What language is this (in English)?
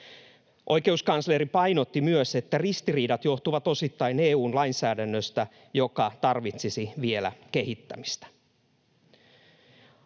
Finnish